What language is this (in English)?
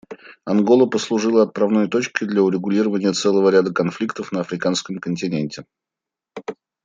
Russian